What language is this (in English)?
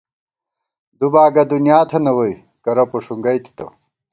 Gawar-Bati